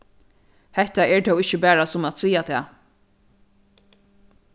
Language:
Faroese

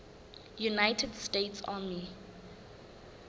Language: Southern Sotho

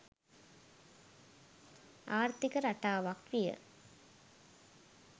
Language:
Sinhala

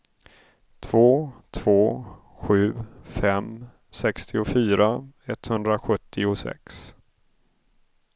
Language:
Swedish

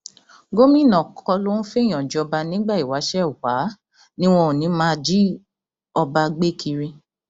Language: Yoruba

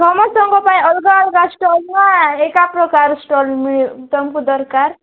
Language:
Odia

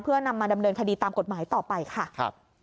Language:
Thai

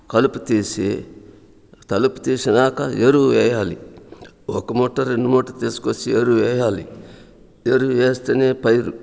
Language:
Telugu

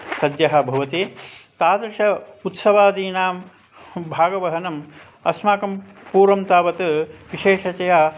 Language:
Sanskrit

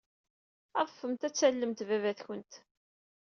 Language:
Kabyle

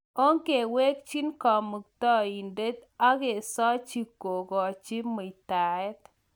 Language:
Kalenjin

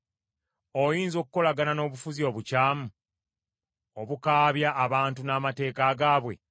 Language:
Ganda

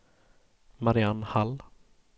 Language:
Swedish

